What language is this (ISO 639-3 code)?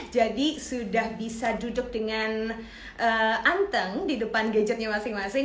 ind